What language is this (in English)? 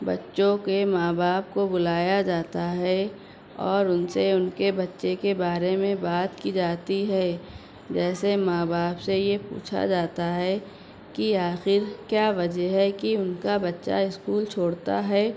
Urdu